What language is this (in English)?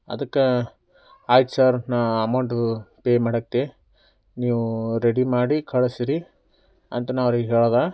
Kannada